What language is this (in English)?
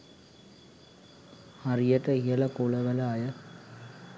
Sinhala